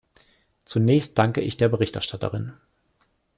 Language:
German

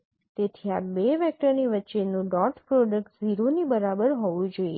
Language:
Gujarati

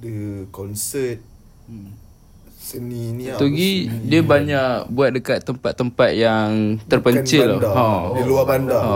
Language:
Malay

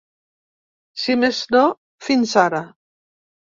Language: Catalan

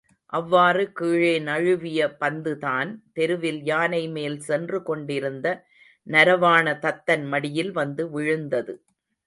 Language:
Tamil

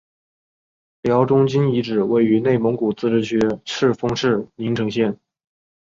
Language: Chinese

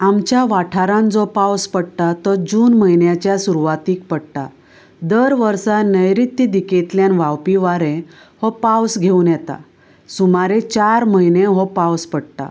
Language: Konkani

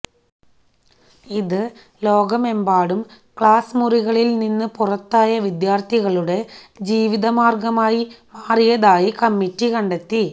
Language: Malayalam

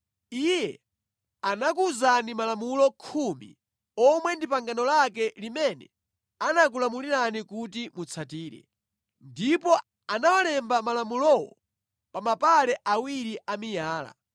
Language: Nyanja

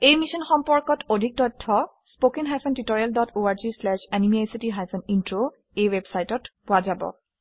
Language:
Assamese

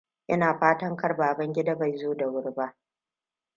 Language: Hausa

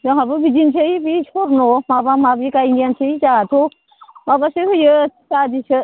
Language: Bodo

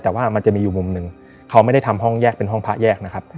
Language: Thai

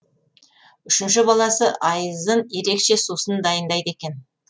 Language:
Kazakh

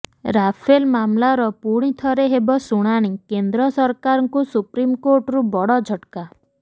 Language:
Odia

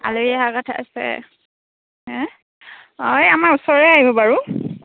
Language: Assamese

